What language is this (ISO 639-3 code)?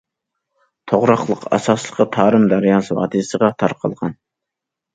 uig